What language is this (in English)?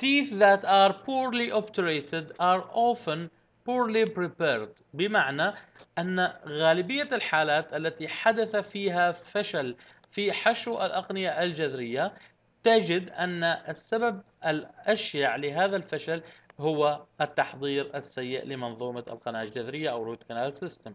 Arabic